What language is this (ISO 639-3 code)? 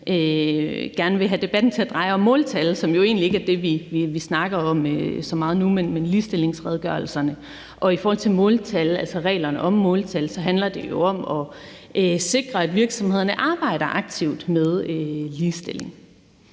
dan